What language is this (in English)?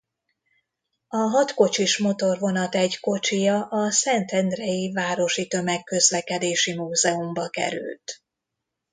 Hungarian